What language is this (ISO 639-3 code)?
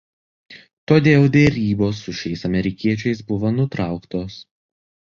lit